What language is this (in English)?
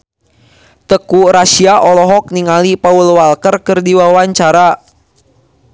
Sundanese